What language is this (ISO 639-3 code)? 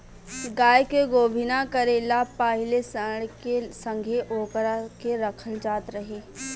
bho